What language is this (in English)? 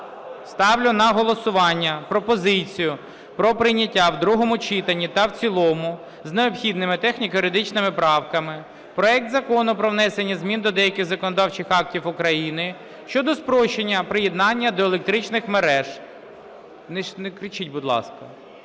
Ukrainian